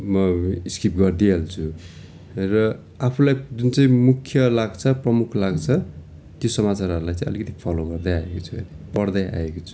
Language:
Nepali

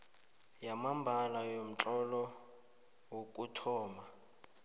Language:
South Ndebele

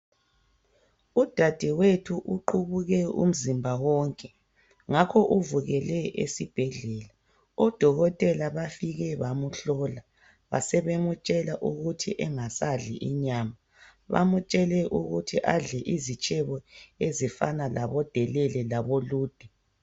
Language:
North Ndebele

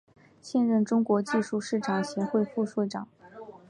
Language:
Chinese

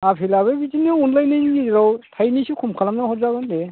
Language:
Bodo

